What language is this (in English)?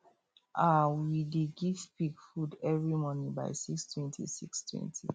Nigerian Pidgin